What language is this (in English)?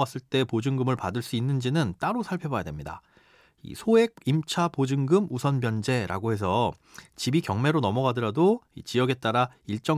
Korean